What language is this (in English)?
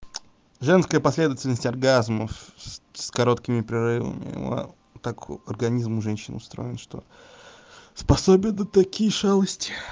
Russian